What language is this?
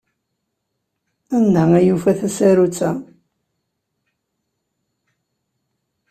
Kabyle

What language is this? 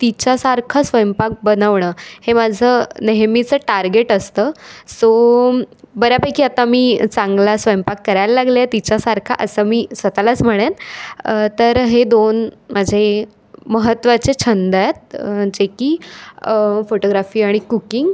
Marathi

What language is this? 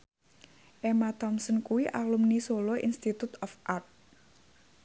Javanese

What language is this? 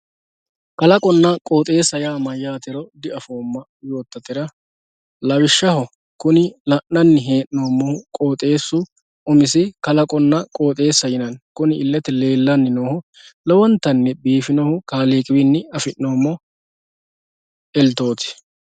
Sidamo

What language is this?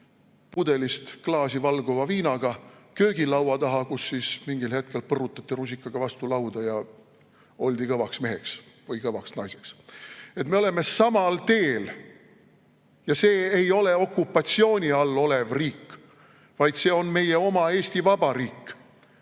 Estonian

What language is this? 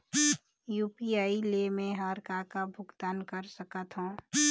Chhattisgarhi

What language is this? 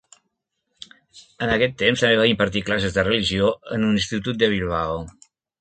Catalan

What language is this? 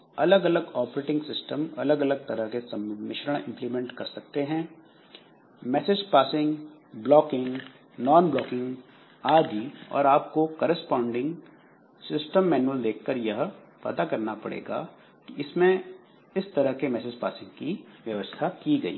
Hindi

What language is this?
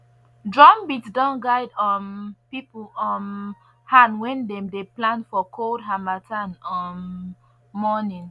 Nigerian Pidgin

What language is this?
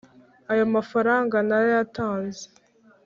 Kinyarwanda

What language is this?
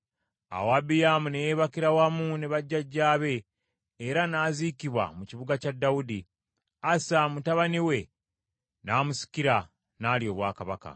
Ganda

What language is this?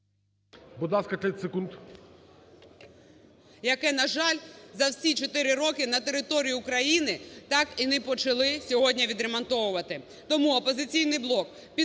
Ukrainian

